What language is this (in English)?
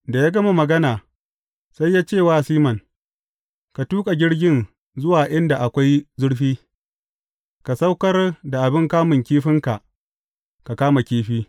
Hausa